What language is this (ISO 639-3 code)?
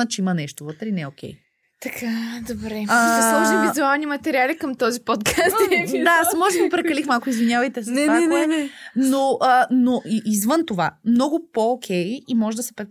bul